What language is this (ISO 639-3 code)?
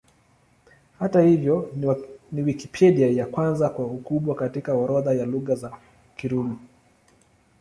swa